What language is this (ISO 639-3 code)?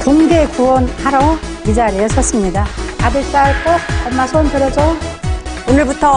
kor